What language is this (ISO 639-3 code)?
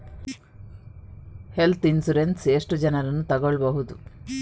kan